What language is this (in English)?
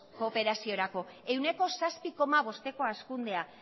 Basque